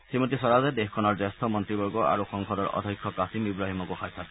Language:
Assamese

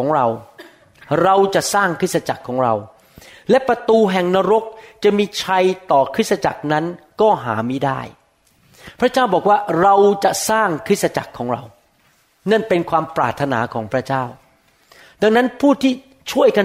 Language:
Thai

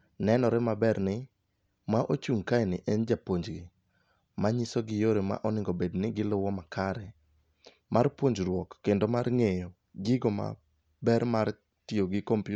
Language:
Luo (Kenya and Tanzania)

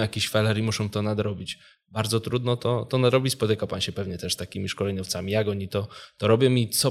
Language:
Polish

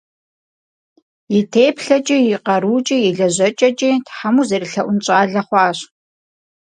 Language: Kabardian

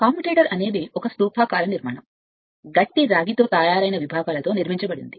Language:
Telugu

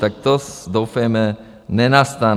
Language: Czech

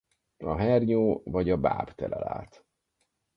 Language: Hungarian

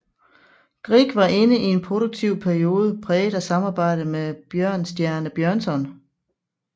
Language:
Danish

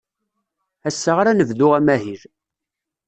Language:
Kabyle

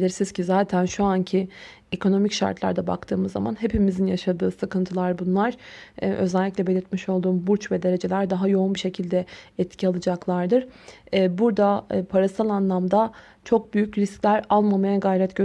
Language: Turkish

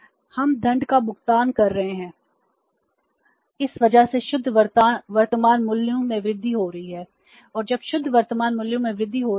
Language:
Hindi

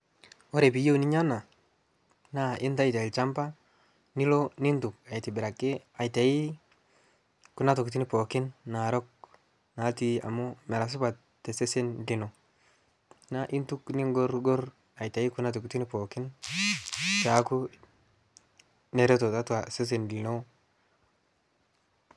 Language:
Masai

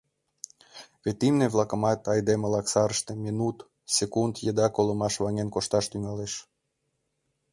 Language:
Mari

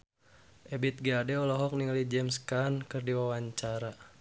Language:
Sundanese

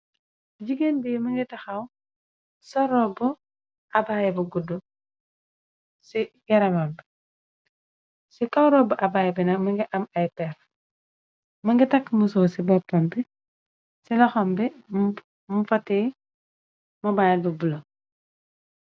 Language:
Wolof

